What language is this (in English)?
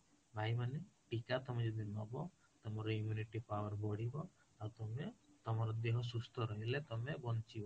Odia